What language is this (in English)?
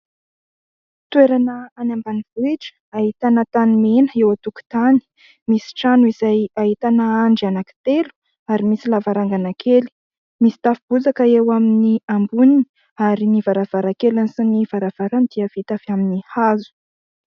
Malagasy